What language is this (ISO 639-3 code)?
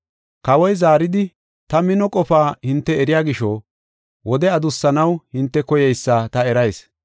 gof